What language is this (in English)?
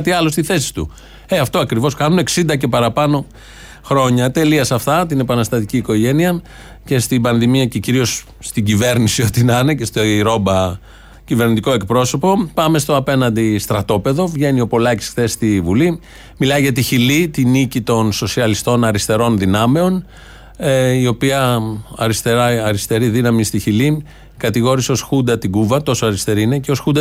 Greek